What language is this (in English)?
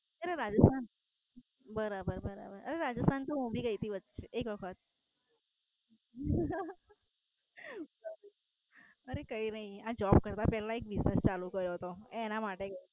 Gujarati